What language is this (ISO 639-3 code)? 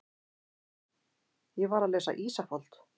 isl